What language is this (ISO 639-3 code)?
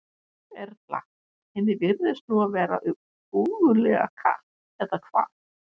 isl